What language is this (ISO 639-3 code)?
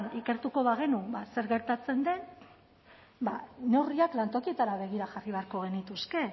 eus